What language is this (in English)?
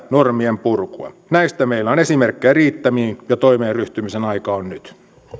Finnish